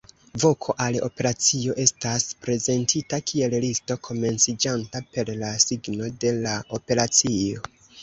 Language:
Esperanto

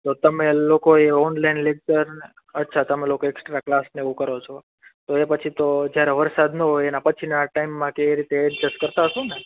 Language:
Gujarati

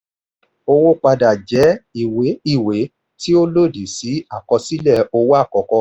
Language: Yoruba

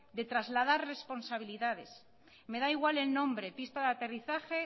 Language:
Spanish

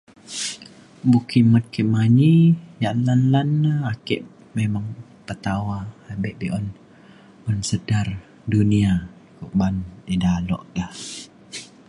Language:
Mainstream Kenyah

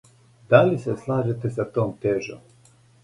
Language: Serbian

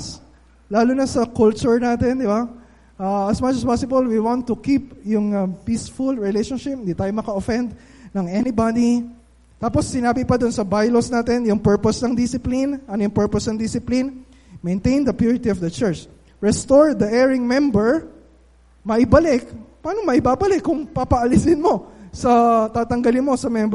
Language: Filipino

